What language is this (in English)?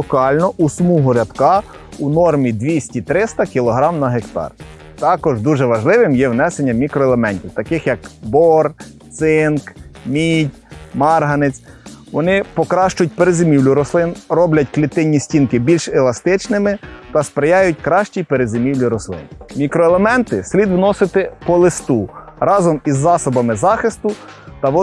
Ukrainian